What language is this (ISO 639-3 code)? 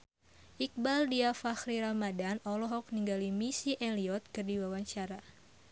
sun